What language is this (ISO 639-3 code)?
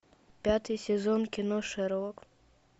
rus